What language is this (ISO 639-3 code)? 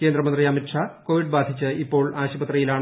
mal